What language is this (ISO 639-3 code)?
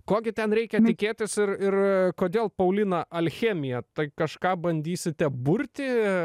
lit